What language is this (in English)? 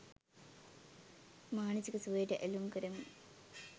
Sinhala